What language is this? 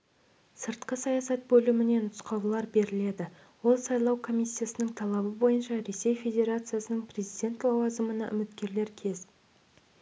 Kazakh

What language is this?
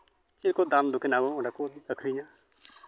Santali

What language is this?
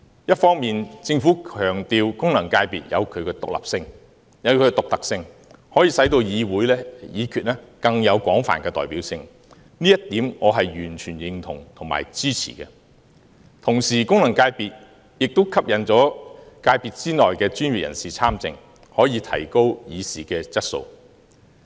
Cantonese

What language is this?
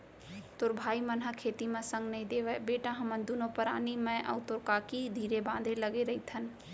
Chhattisgarhi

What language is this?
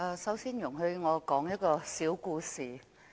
Cantonese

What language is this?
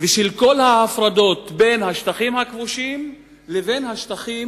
Hebrew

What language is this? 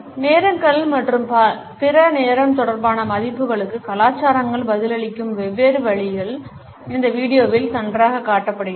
Tamil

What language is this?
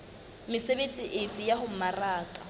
Southern Sotho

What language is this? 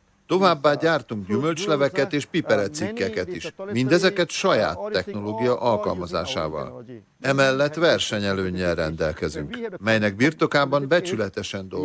Hungarian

